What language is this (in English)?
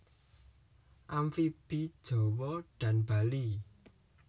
Javanese